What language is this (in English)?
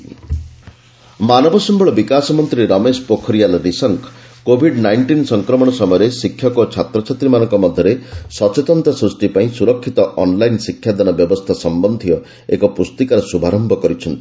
Odia